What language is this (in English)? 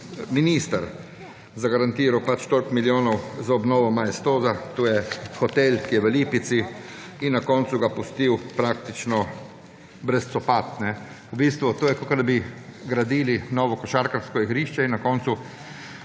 Slovenian